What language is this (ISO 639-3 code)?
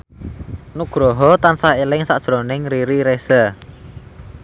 jav